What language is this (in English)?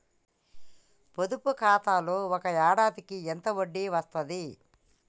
Telugu